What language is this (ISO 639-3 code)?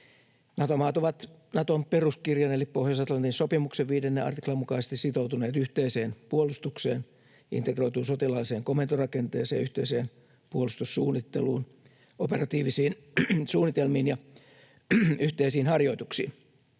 fin